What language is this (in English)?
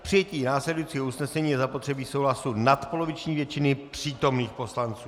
Czech